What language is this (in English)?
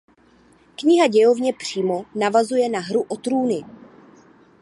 Czech